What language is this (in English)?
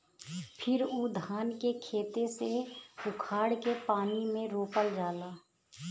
Bhojpuri